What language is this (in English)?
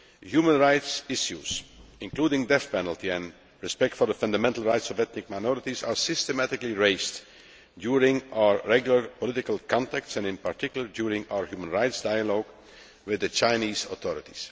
English